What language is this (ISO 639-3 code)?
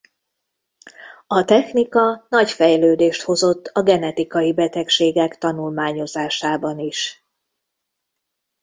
hun